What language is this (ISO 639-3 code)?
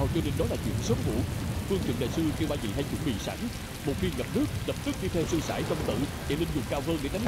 vie